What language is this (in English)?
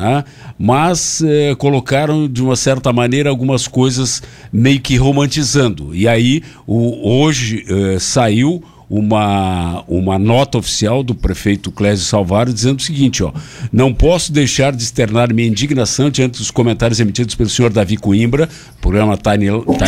Portuguese